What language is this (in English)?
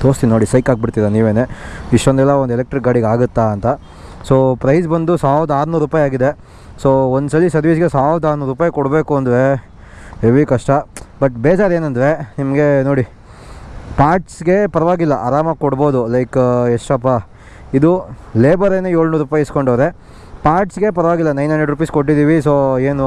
Kannada